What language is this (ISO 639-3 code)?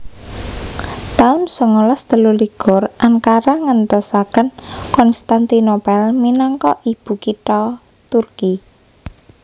jav